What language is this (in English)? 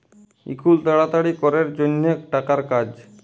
Bangla